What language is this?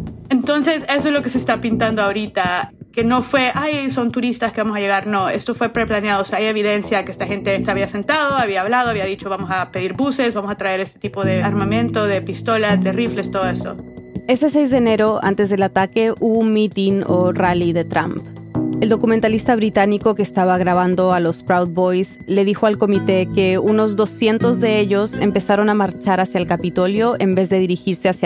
Spanish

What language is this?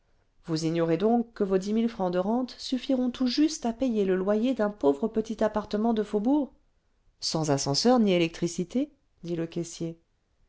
French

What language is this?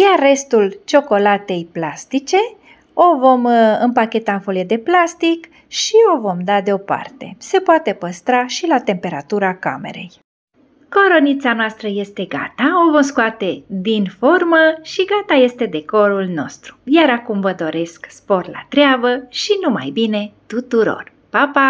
Romanian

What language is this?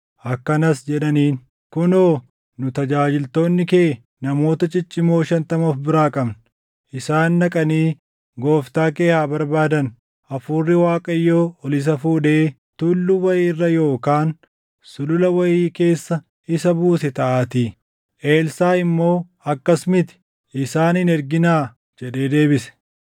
Oromo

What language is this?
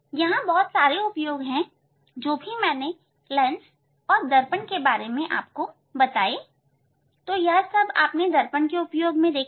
Hindi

